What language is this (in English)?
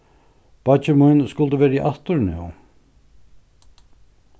Faroese